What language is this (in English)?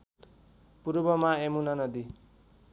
Nepali